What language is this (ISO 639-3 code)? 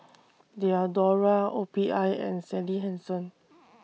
eng